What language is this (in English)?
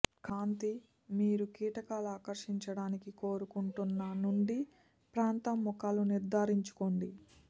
Telugu